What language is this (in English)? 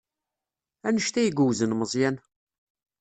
Kabyle